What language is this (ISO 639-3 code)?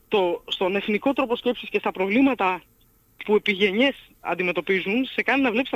ell